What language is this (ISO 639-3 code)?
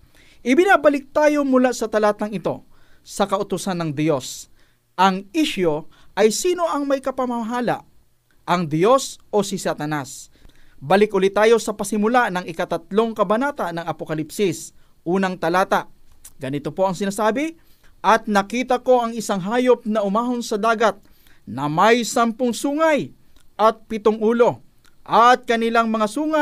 fil